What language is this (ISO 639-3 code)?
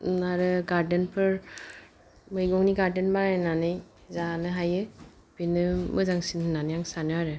brx